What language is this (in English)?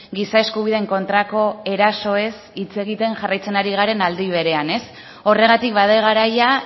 Basque